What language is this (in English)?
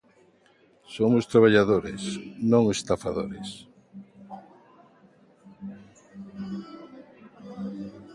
Galician